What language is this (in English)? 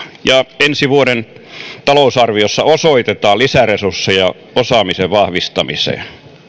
Finnish